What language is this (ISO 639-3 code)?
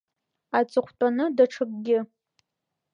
abk